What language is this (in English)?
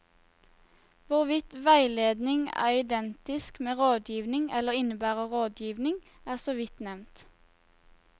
Norwegian